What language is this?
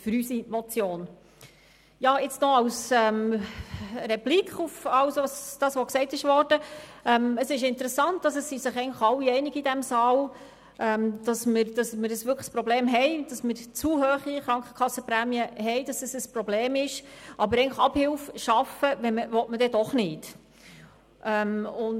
Swiss German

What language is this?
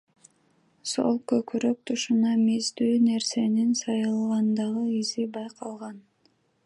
Kyrgyz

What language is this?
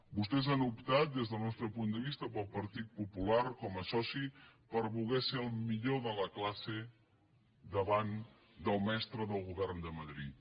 Catalan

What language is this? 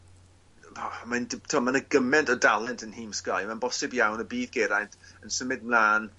Welsh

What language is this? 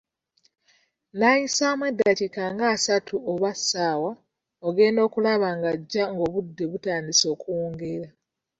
Ganda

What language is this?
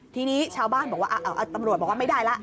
Thai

